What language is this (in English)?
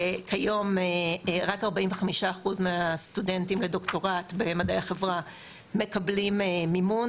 Hebrew